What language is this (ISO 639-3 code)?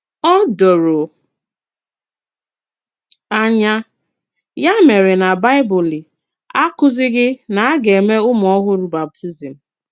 ibo